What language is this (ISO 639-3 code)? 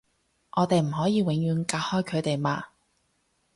yue